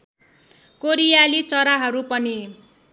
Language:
Nepali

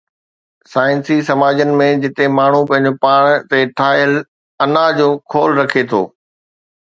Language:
Sindhi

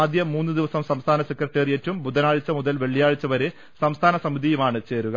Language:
Malayalam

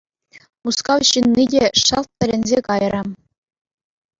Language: Chuvash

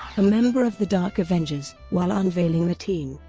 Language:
English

